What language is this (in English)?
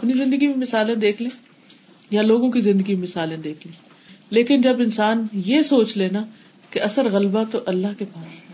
Urdu